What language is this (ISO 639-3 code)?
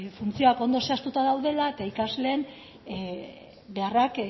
eus